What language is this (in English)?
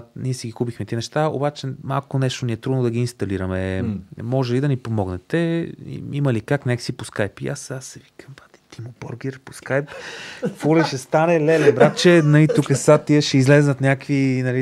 Bulgarian